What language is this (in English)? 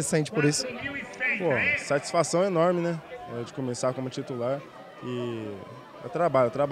Portuguese